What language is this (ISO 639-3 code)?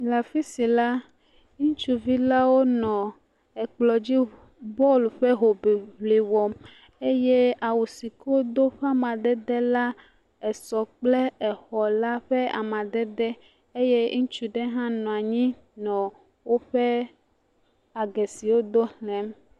ewe